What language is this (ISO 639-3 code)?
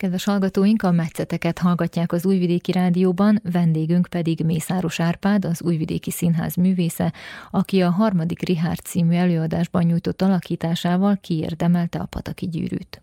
hun